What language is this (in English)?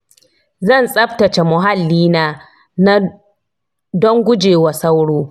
Hausa